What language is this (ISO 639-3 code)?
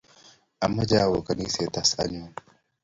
kln